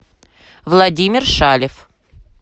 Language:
Russian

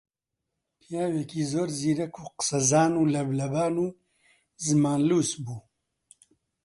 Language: Central Kurdish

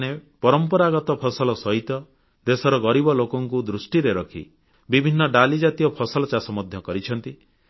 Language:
Odia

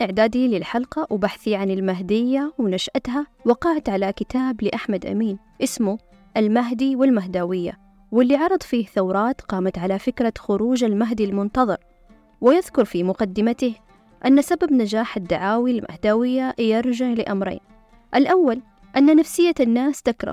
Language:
Arabic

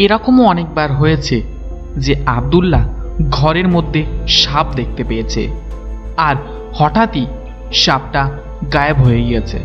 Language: Bangla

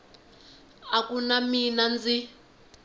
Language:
Tsonga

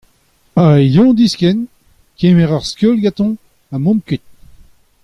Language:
Breton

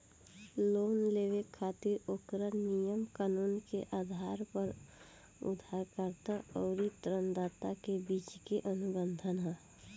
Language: Bhojpuri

